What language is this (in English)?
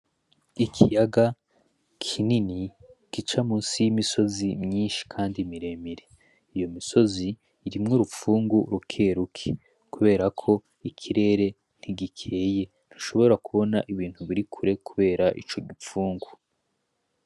Rundi